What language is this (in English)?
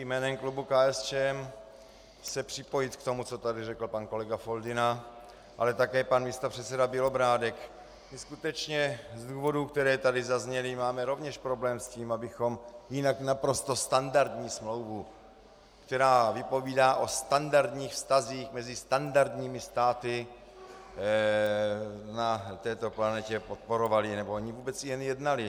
Czech